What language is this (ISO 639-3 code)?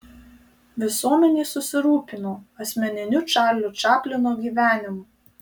lit